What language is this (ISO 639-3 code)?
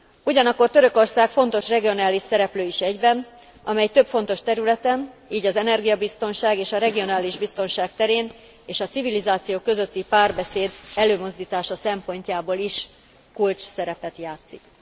hun